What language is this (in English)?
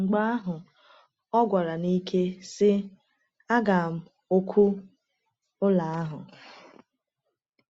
Igbo